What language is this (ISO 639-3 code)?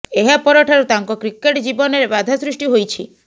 ori